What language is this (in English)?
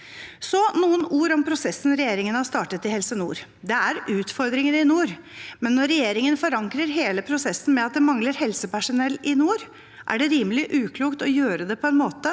Norwegian